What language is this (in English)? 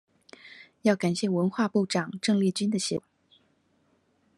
Chinese